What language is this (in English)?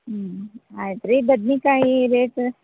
Kannada